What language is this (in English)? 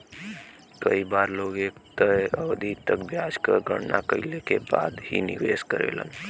Bhojpuri